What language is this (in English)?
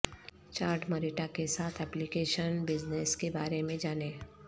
Urdu